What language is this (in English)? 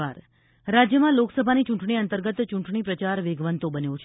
Gujarati